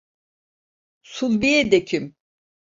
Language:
Turkish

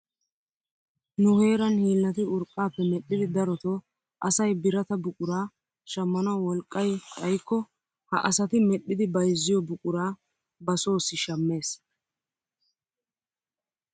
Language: Wolaytta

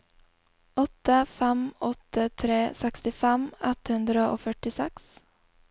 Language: Norwegian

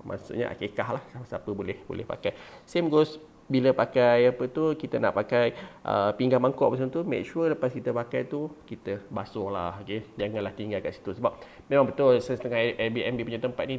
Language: Malay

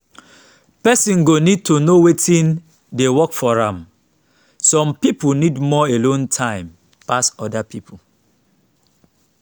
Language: Nigerian Pidgin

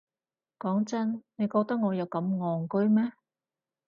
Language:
Cantonese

